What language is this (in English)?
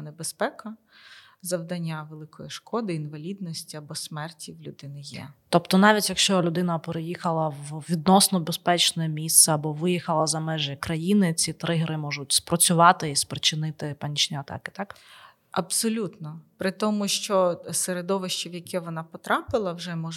Ukrainian